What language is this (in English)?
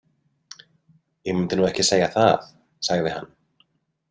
Icelandic